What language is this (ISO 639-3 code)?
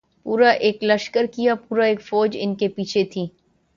urd